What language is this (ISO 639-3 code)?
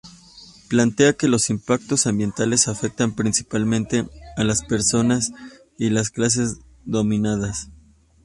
spa